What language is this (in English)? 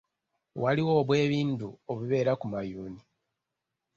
Ganda